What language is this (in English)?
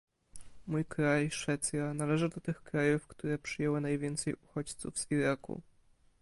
Polish